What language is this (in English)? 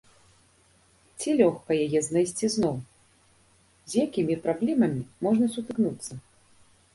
Belarusian